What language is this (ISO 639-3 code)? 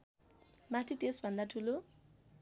nep